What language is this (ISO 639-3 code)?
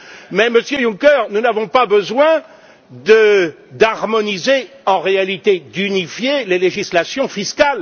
fra